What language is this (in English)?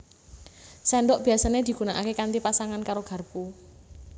Javanese